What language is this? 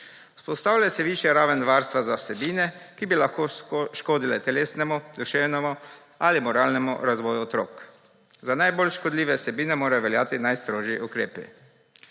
Slovenian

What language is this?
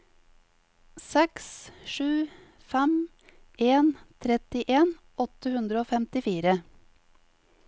Norwegian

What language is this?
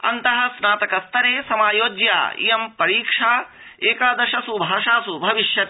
Sanskrit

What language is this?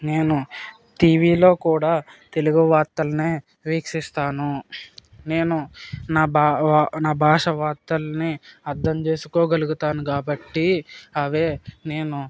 Telugu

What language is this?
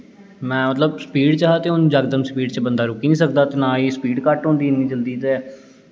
Dogri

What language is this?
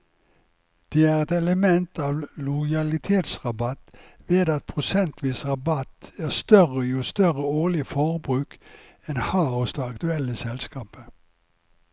Norwegian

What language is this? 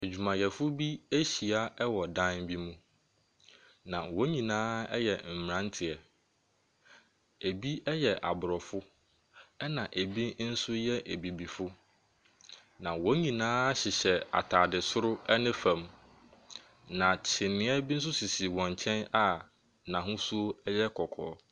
Akan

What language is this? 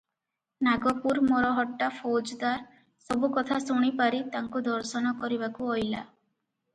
Odia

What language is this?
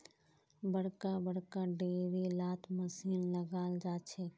Magahi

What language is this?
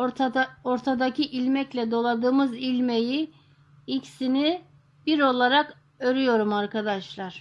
Turkish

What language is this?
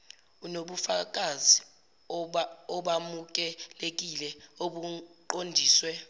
Zulu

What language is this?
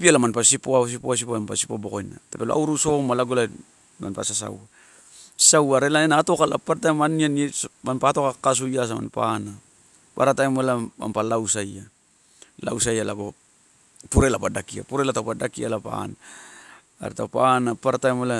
Torau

